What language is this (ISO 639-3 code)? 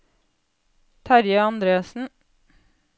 nor